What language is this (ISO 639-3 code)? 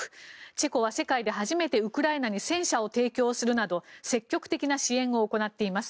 jpn